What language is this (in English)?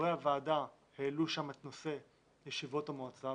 Hebrew